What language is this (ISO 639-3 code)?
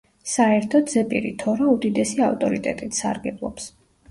kat